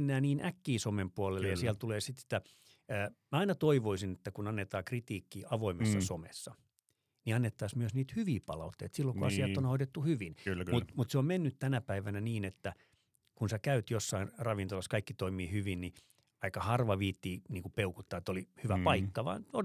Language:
Finnish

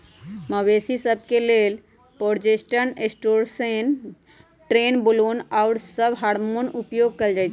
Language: Magahi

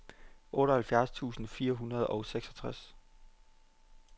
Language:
Danish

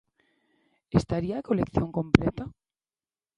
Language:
Galician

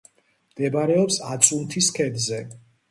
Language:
Georgian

